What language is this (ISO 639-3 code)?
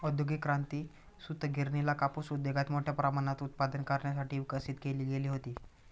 mar